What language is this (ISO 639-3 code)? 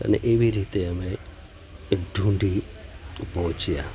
guj